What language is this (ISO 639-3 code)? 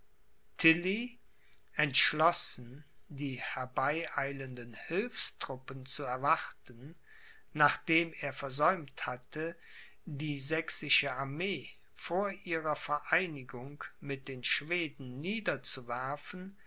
deu